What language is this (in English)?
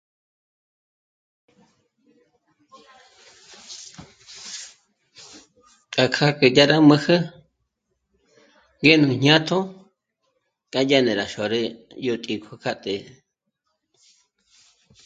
Michoacán Mazahua